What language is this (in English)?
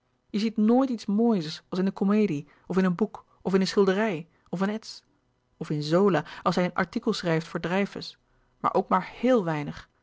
Dutch